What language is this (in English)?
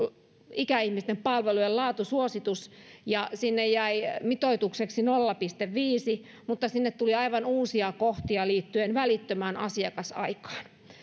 Finnish